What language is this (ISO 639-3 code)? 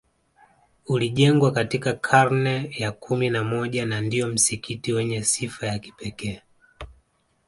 swa